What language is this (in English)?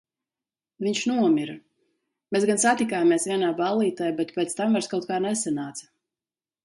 Latvian